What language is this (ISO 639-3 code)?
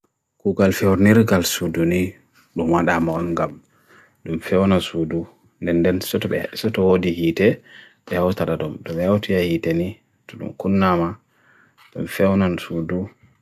fui